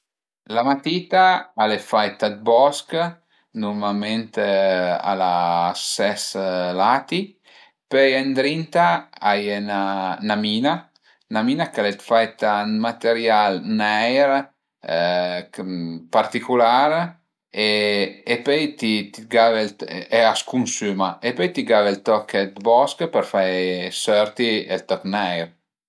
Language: Piedmontese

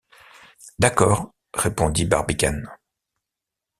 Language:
French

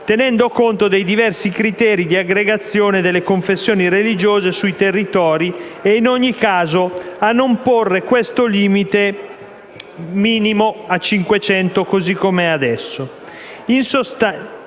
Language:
Italian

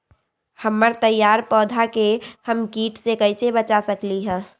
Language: Magahi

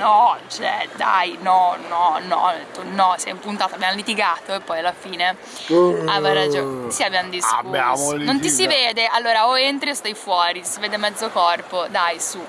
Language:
Italian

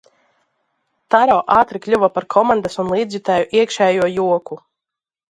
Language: Latvian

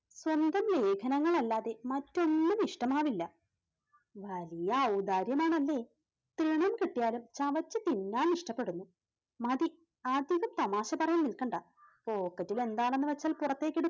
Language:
Malayalam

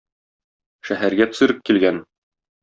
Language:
Tatar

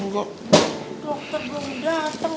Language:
Indonesian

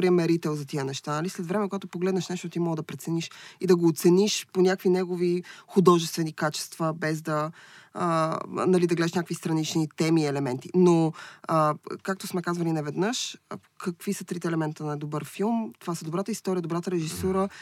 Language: Bulgarian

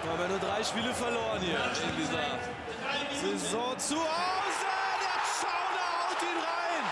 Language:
German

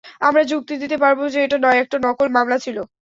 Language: Bangla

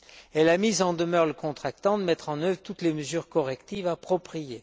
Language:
French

